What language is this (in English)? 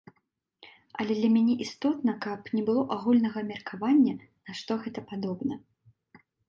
Belarusian